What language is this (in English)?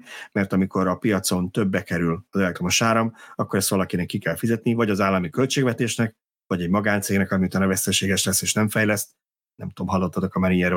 Hungarian